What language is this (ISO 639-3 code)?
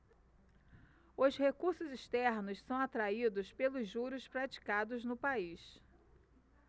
por